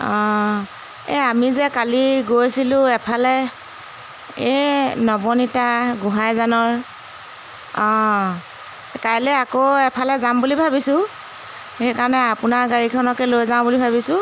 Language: Assamese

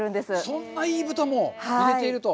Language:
Japanese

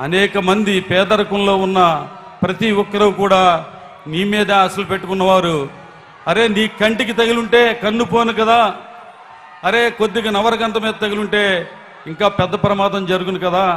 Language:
Telugu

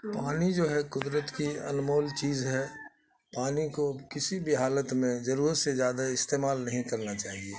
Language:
Urdu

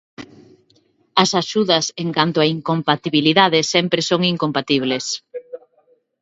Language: Galician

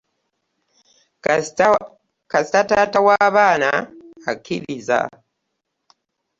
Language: Ganda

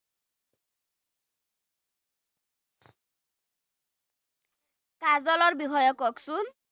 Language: Assamese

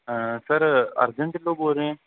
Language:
Punjabi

